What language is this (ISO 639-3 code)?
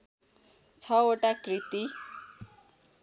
nep